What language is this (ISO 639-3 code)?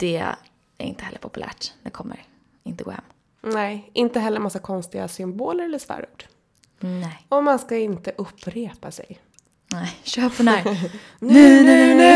swe